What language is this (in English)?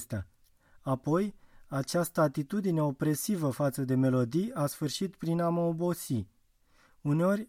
Romanian